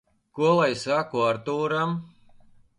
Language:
Latvian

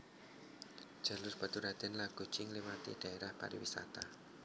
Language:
Javanese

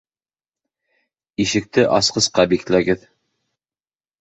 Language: Bashkir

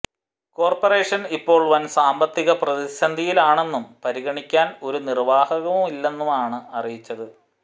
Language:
Malayalam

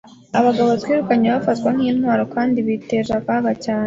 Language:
Kinyarwanda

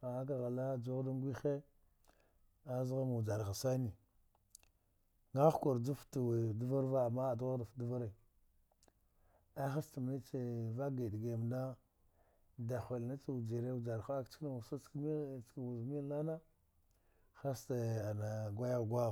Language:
Dghwede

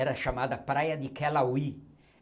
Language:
Portuguese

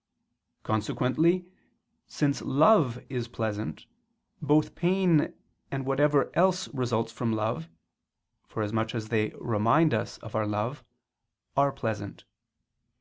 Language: English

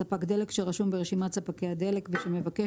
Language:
Hebrew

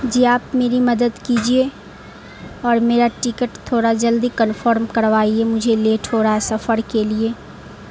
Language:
Urdu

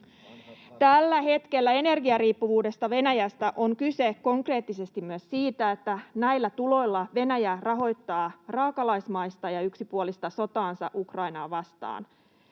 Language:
Finnish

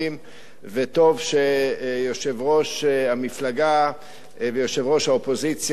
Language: Hebrew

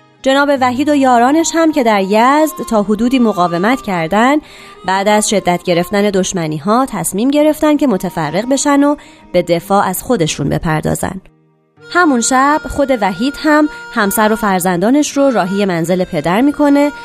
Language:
Persian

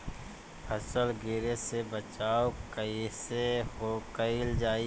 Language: Bhojpuri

